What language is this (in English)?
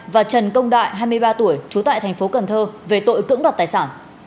Vietnamese